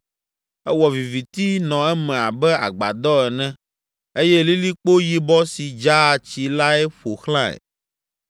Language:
Ewe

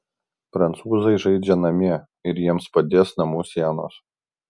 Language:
Lithuanian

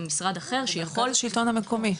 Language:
Hebrew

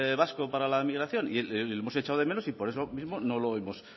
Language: Spanish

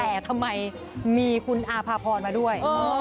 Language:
Thai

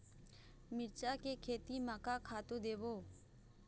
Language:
Chhattisgarhi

